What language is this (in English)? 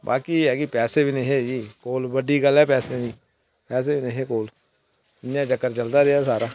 Dogri